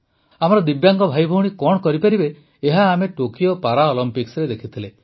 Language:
Odia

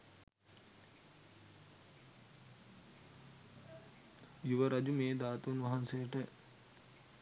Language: Sinhala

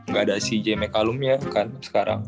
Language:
Indonesian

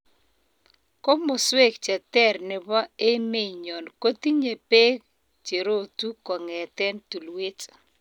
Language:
Kalenjin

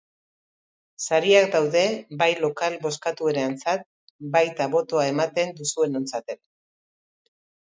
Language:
Basque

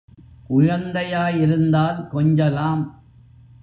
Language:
Tamil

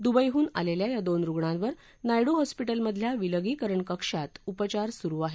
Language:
Marathi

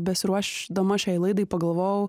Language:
Lithuanian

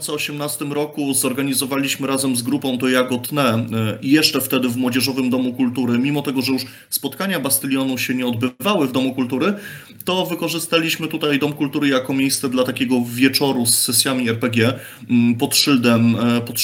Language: Polish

